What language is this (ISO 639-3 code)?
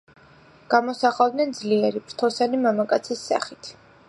kat